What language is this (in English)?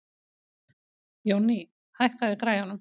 Icelandic